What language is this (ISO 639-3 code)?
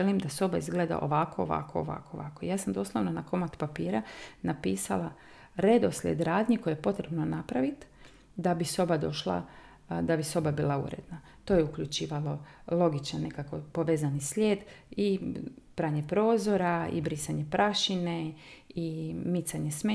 hrv